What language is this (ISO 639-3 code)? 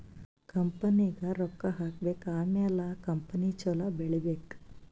kan